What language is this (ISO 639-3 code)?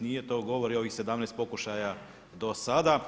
hrv